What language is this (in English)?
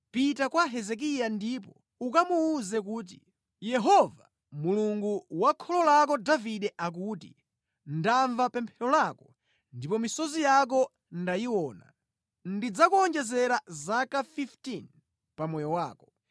Nyanja